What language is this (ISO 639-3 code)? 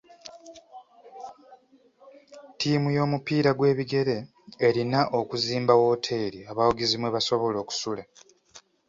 lug